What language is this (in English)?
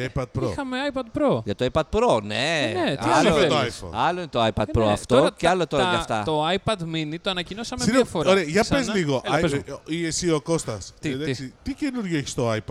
Greek